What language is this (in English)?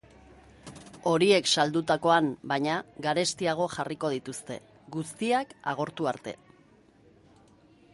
Basque